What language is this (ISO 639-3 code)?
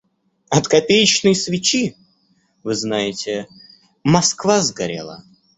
rus